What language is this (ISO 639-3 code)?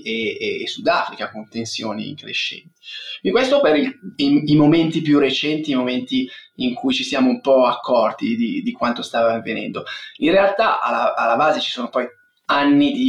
ita